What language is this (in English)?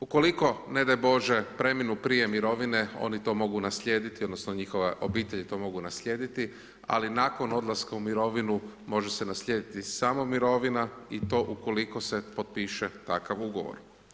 Croatian